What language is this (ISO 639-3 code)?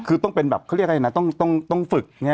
tha